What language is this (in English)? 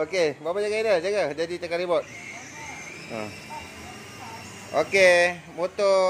Malay